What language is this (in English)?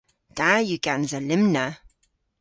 Cornish